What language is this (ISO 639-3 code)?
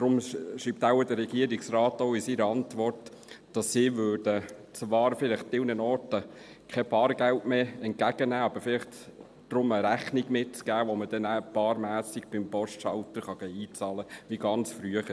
gsw